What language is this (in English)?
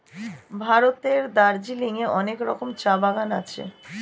Bangla